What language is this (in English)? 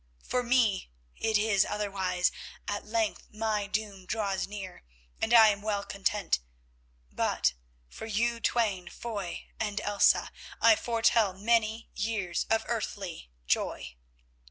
English